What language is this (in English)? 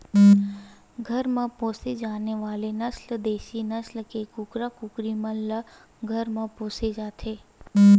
Chhattisgarhi